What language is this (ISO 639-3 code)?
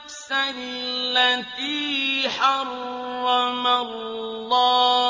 ara